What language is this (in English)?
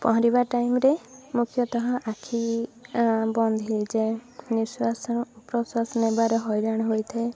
Odia